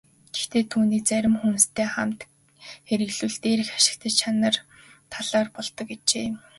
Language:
Mongolian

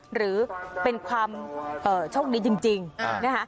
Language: Thai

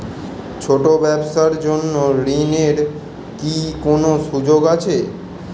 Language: Bangla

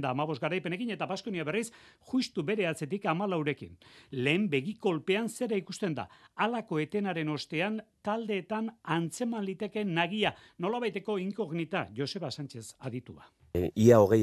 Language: Spanish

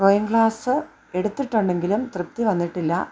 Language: Malayalam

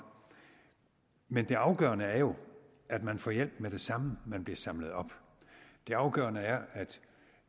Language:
Danish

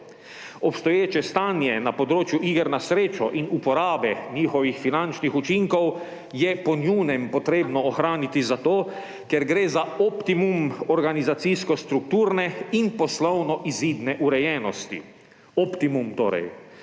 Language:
Slovenian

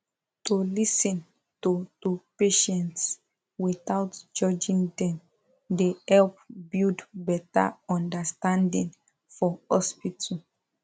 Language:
Nigerian Pidgin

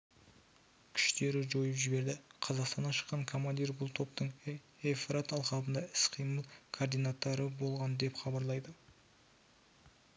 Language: Kazakh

